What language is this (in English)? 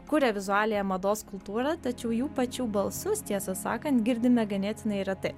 Lithuanian